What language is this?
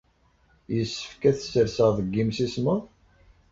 Kabyle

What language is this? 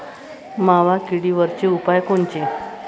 Marathi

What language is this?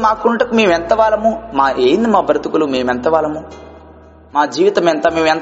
Telugu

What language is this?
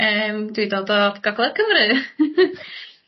Welsh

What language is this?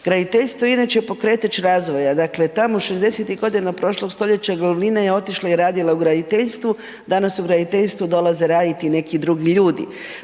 Croatian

